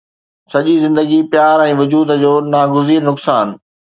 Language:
Sindhi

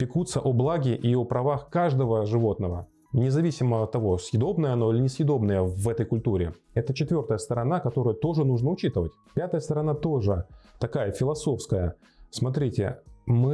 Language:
Russian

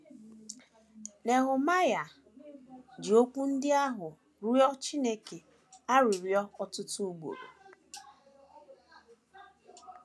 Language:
Igbo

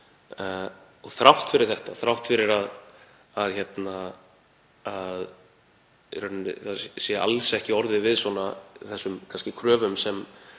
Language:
Icelandic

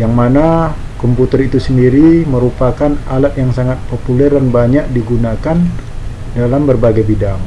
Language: Indonesian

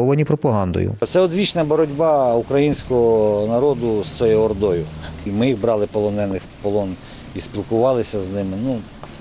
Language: Ukrainian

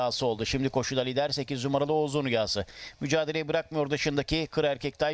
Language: Turkish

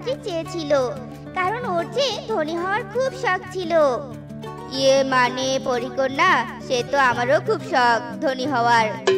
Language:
Bangla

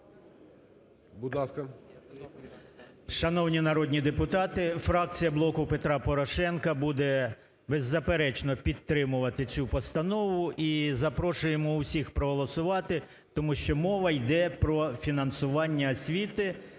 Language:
Ukrainian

